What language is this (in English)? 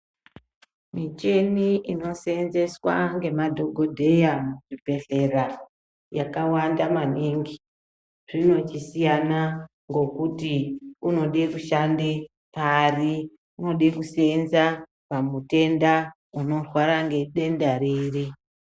Ndau